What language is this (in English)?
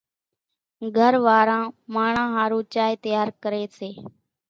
Kachi Koli